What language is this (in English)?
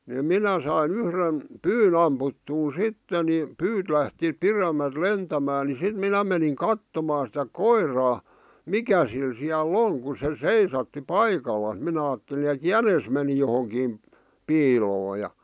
Finnish